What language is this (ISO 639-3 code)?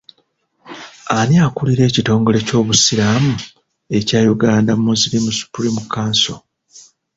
lug